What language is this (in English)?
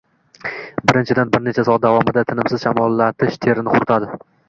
Uzbek